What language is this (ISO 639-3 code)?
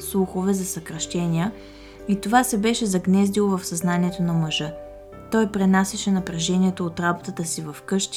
bul